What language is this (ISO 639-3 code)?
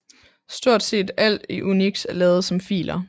dan